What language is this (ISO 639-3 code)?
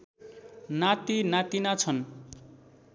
nep